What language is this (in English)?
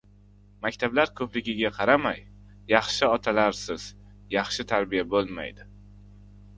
Uzbek